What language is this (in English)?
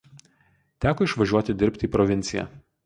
Lithuanian